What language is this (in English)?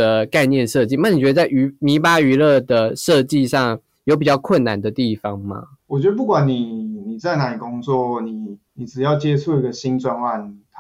Chinese